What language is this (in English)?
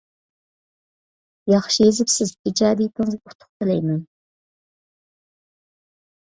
Uyghur